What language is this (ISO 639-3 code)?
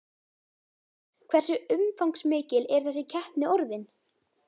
isl